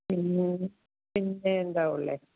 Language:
Malayalam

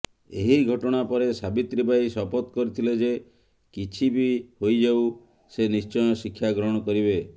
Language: Odia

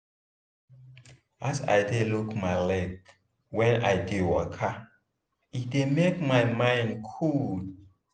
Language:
Nigerian Pidgin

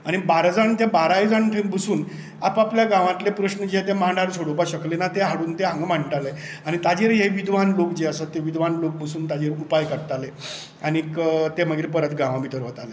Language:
Konkani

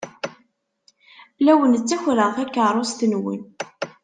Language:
Kabyle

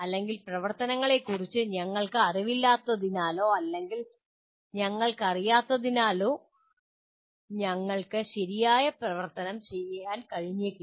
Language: Malayalam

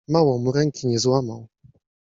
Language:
Polish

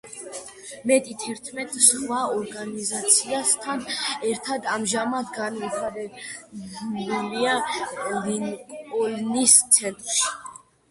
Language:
Georgian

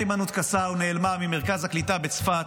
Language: Hebrew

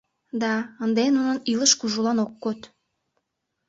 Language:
Mari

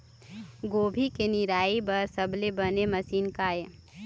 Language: Chhattisgarhi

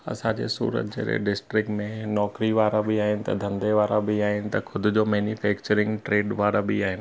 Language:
Sindhi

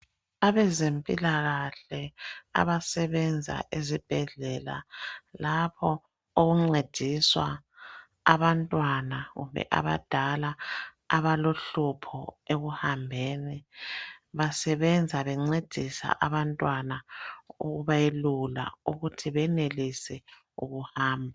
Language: North Ndebele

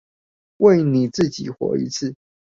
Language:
Chinese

